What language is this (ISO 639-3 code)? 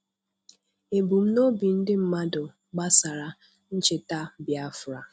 ibo